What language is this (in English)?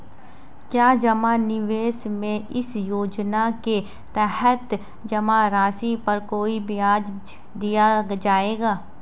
Hindi